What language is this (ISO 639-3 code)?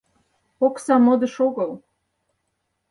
chm